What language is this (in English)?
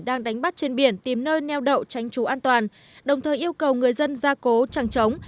Vietnamese